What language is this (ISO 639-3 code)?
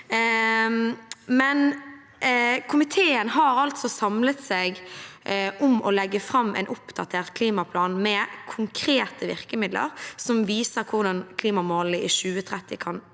nor